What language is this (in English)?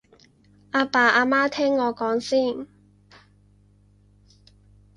Cantonese